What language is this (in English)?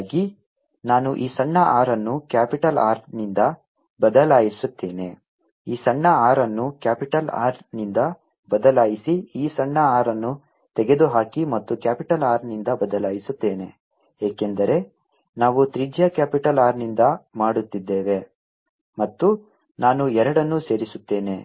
Kannada